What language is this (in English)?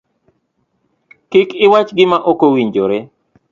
Luo (Kenya and Tanzania)